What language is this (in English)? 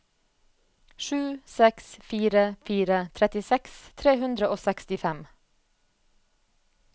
Norwegian